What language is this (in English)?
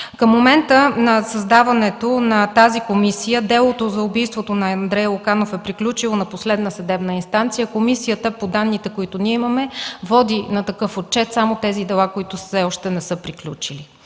Bulgarian